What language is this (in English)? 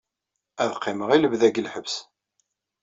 Kabyle